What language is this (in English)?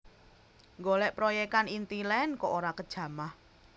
Javanese